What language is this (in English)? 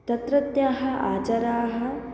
Sanskrit